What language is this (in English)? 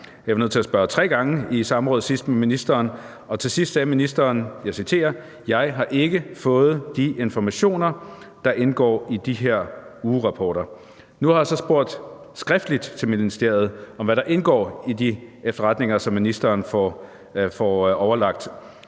Danish